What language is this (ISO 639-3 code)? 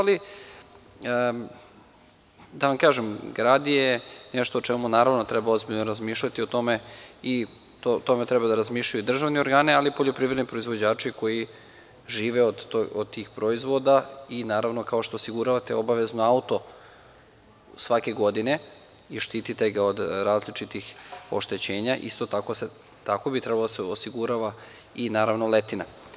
srp